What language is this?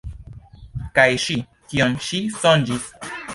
Esperanto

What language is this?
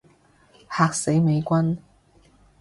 Cantonese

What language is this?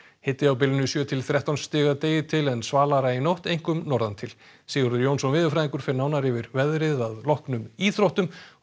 Icelandic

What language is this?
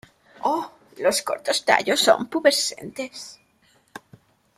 Spanish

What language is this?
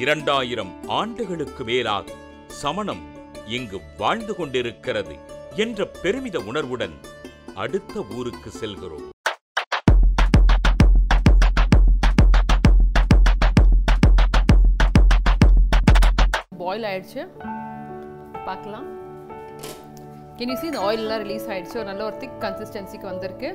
Tamil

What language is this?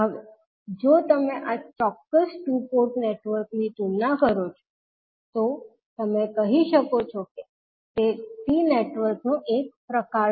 Gujarati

